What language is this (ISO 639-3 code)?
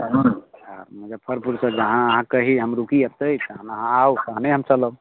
mai